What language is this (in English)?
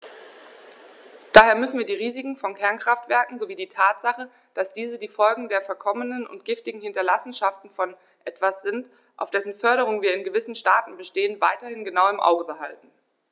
German